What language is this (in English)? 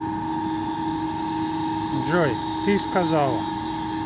Russian